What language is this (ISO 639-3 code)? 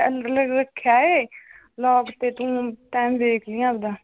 pan